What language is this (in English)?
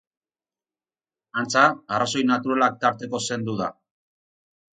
Basque